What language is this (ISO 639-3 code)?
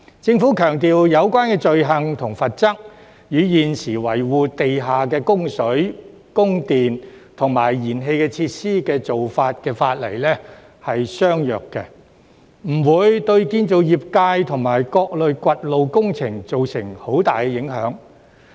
yue